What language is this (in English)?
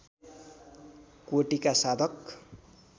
Nepali